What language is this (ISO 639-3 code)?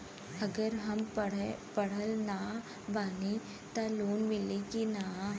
bho